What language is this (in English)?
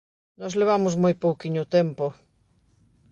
Galician